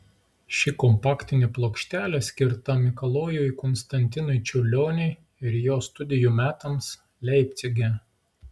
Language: Lithuanian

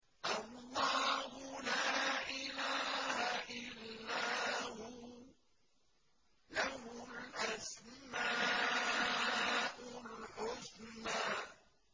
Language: Arabic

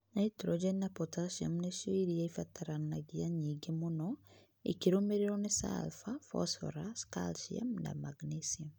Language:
Kikuyu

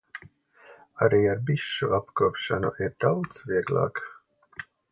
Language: Latvian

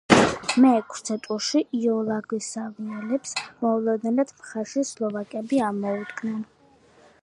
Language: Georgian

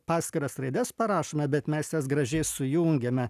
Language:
Lithuanian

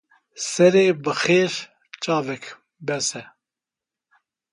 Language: Kurdish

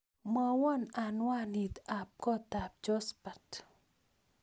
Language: Kalenjin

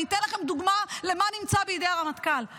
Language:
Hebrew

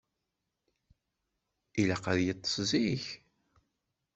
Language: Kabyle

